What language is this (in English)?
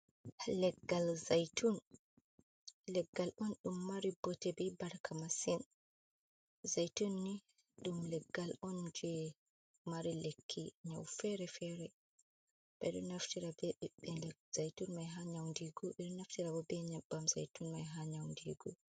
Fula